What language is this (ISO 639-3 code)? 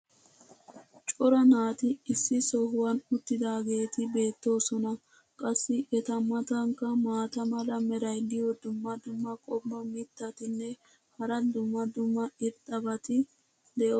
wal